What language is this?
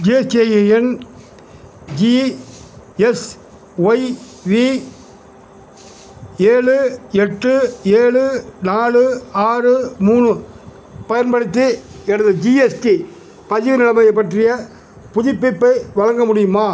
Tamil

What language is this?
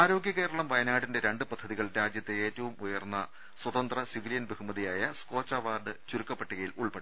Malayalam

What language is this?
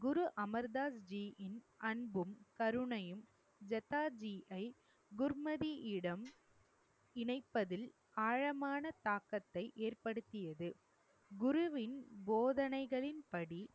Tamil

